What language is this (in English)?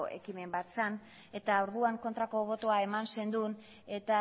Basque